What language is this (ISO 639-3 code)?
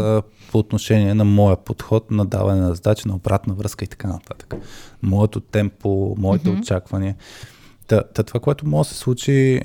bul